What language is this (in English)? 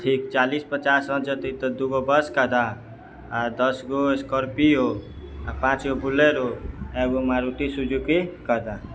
Maithili